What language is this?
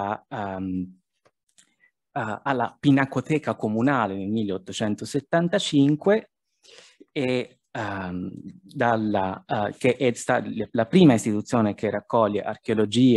Italian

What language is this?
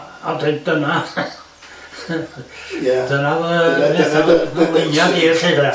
Welsh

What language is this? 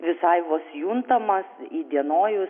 Lithuanian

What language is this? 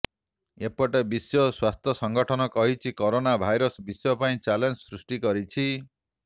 Odia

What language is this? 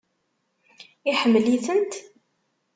Kabyle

